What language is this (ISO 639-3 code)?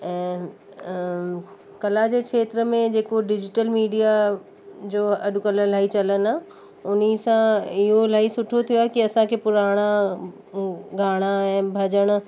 snd